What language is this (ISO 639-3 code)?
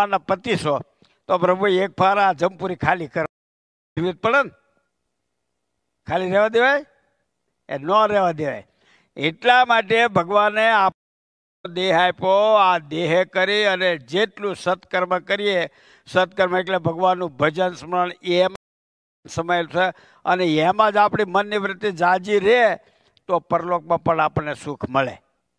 guj